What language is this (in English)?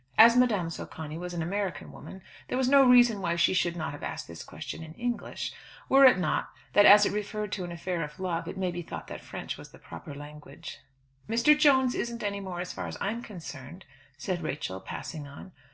English